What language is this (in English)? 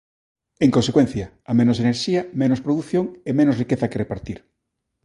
Galician